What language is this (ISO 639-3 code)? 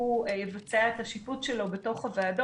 heb